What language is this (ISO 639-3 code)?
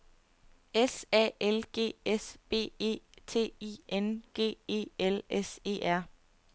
dan